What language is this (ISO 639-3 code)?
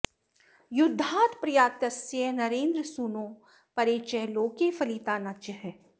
san